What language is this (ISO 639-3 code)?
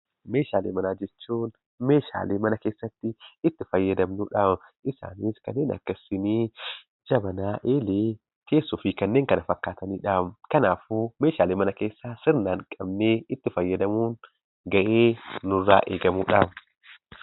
orm